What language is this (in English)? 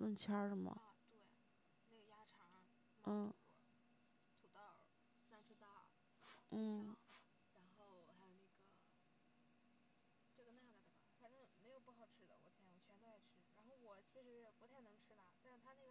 Chinese